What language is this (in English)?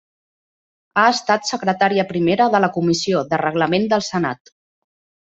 Catalan